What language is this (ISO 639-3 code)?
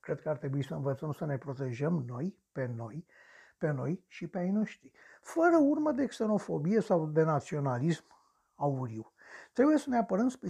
ron